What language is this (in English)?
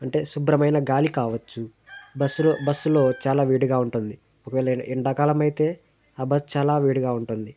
Telugu